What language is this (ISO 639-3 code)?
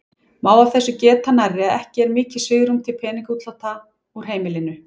isl